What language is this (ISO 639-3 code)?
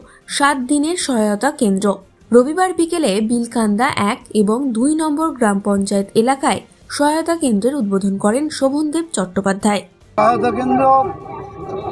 ben